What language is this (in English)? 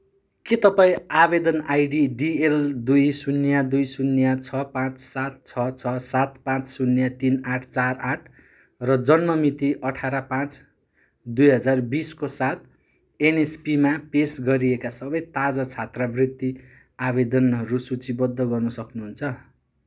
Nepali